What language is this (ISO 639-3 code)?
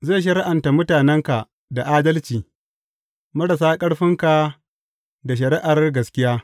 hau